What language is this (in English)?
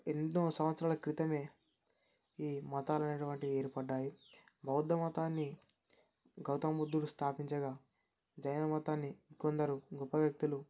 Telugu